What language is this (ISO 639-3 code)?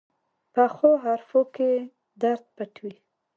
pus